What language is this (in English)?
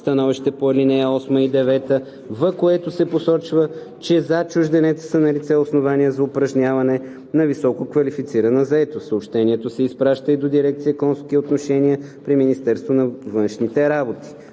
Bulgarian